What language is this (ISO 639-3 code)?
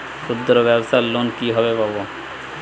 ben